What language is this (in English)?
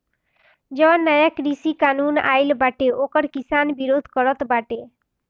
Bhojpuri